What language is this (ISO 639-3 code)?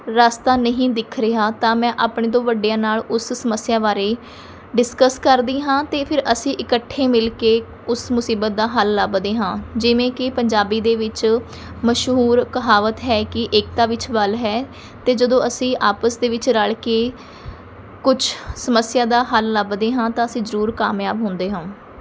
pan